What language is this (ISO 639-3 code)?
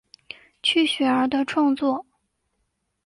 zho